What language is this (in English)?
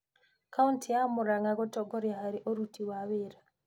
Kikuyu